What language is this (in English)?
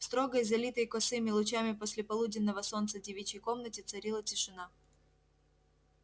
Russian